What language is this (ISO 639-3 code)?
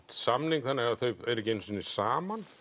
isl